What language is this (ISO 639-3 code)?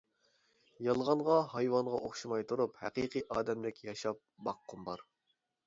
uig